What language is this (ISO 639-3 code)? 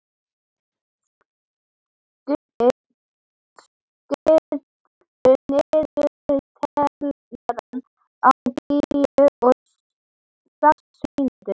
isl